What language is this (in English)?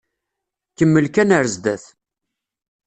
Kabyle